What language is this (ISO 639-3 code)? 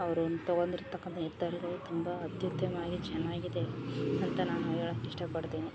kan